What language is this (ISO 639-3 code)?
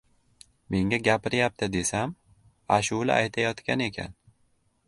uzb